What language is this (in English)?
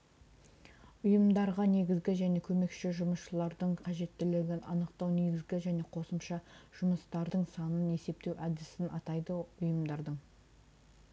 Kazakh